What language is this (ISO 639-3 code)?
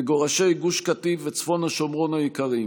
heb